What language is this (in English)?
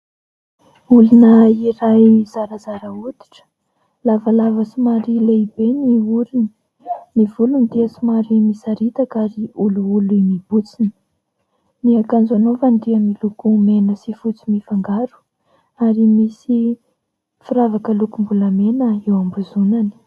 Malagasy